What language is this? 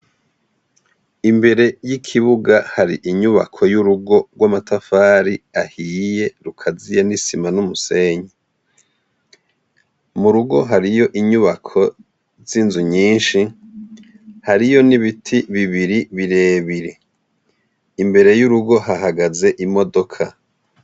Rundi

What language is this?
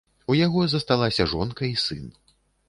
Belarusian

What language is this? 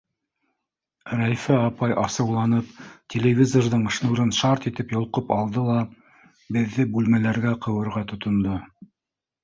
Bashkir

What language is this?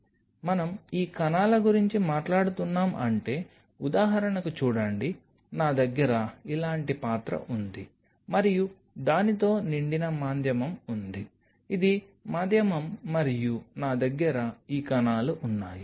Telugu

